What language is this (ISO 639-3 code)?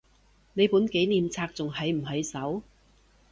yue